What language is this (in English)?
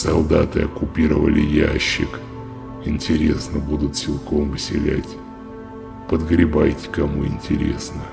Russian